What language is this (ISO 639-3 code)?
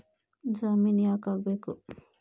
kan